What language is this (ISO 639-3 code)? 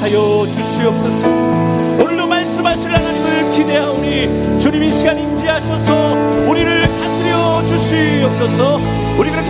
kor